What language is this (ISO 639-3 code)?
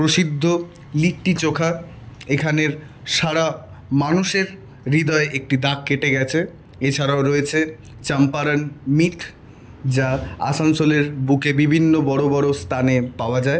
ben